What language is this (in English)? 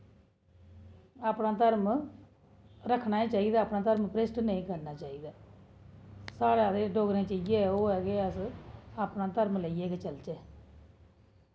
Dogri